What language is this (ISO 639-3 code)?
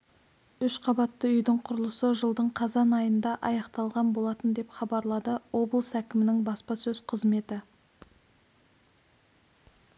kaz